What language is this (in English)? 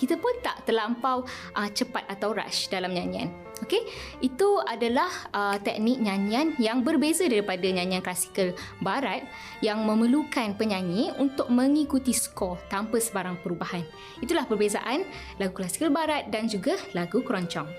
Malay